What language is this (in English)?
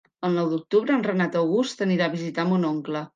Catalan